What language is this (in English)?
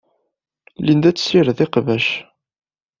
Kabyle